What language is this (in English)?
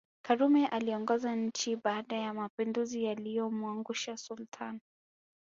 Swahili